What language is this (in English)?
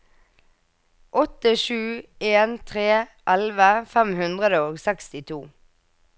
Norwegian